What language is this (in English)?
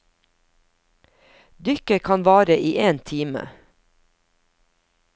Norwegian